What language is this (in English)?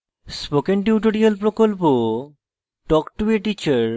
Bangla